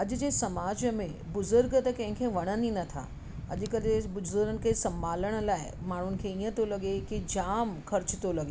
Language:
Sindhi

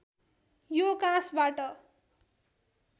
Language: Nepali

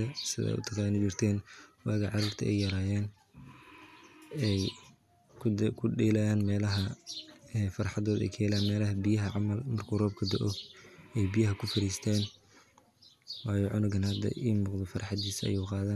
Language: Somali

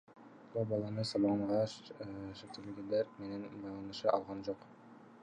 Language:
Kyrgyz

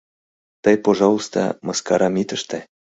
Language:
Mari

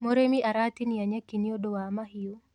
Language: Kikuyu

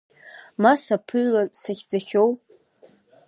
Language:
Abkhazian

